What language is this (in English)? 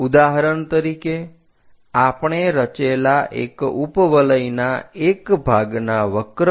Gujarati